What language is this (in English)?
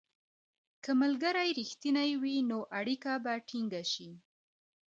Pashto